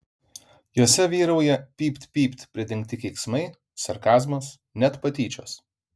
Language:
Lithuanian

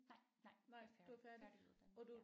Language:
Danish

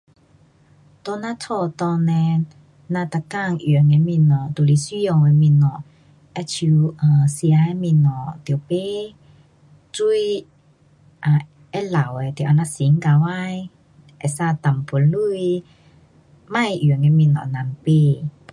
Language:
Pu-Xian Chinese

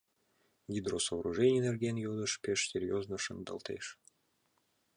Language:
Mari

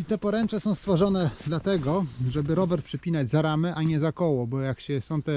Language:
Polish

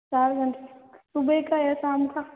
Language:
Hindi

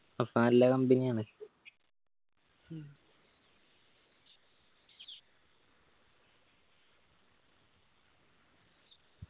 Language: Malayalam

